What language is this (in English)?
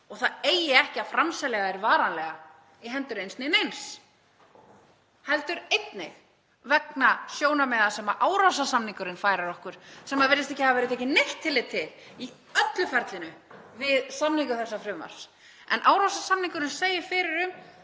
Icelandic